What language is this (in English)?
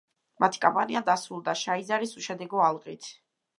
Georgian